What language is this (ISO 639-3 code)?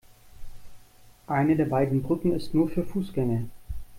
deu